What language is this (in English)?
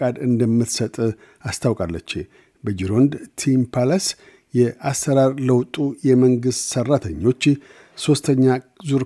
Amharic